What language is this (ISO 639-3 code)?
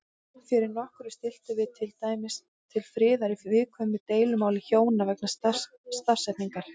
isl